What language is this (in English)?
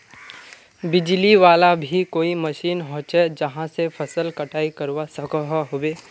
Magahi